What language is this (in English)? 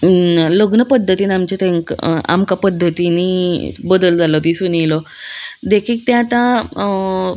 Konkani